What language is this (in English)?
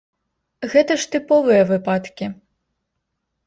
Belarusian